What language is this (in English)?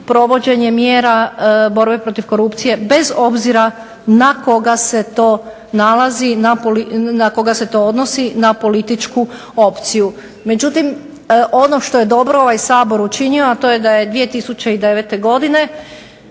Croatian